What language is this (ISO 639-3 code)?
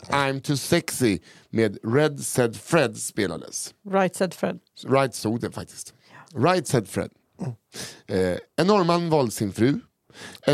swe